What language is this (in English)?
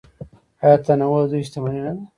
Pashto